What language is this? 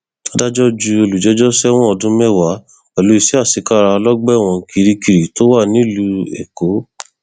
Yoruba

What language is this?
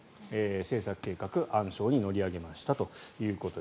Japanese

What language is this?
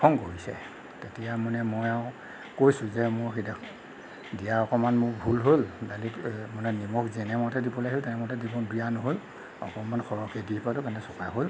Assamese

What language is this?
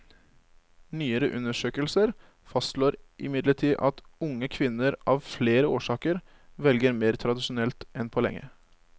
Norwegian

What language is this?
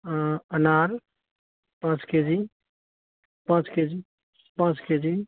Maithili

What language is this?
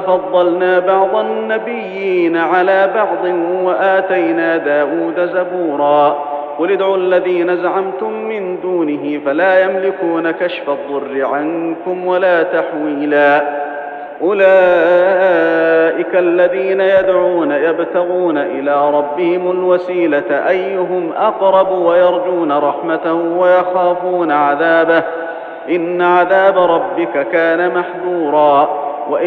Arabic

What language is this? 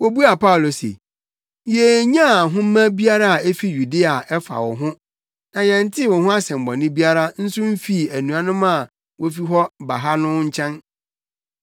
Akan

